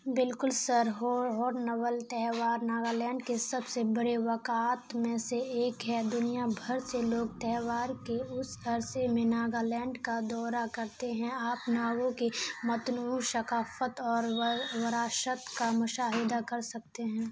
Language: Urdu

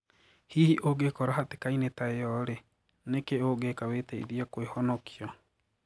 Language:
Kikuyu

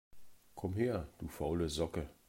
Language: German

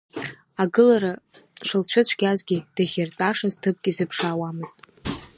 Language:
Abkhazian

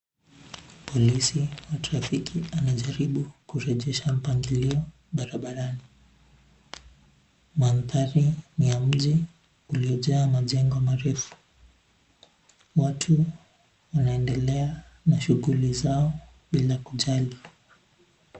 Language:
Swahili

